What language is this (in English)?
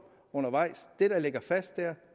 Danish